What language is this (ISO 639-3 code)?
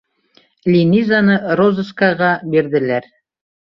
bak